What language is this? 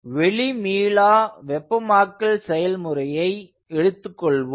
Tamil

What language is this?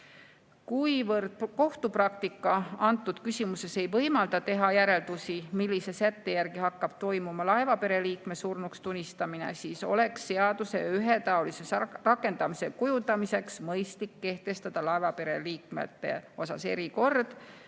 Estonian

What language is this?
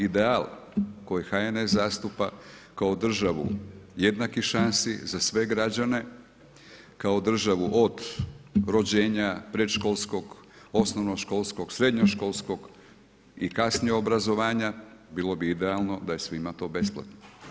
Croatian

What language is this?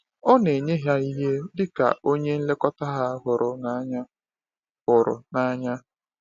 Igbo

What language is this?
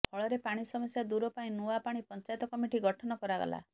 Odia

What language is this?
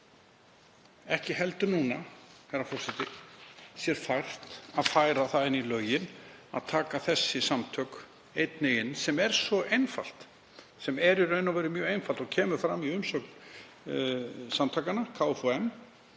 Icelandic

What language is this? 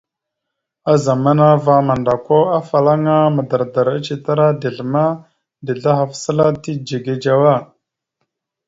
Mada (Cameroon)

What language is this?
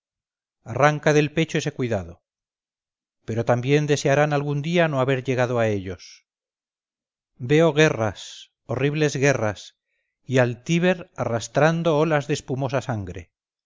Spanish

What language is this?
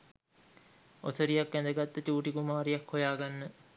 Sinhala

